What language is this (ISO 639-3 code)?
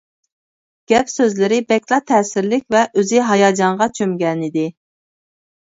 uig